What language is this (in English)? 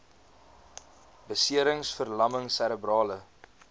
Afrikaans